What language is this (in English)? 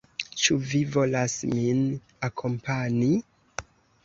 Esperanto